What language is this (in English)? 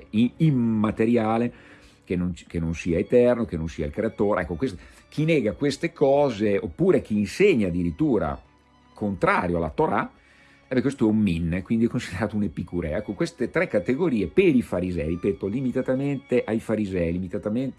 Italian